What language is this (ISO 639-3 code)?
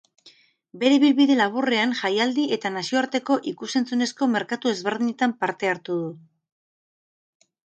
eus